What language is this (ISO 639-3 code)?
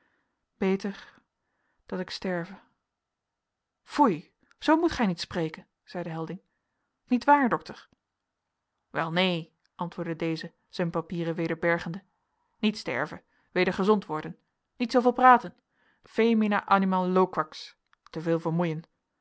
nld